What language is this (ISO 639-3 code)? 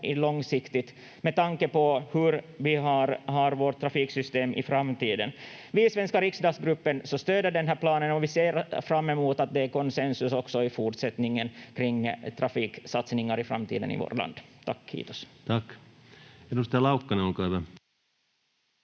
fin